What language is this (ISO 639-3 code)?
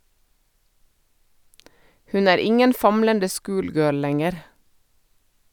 nor